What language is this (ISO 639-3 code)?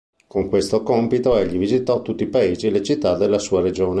ita